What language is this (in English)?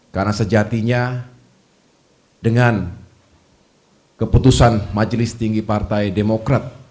Indonesian